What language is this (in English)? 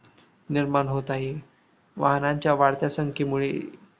Marathi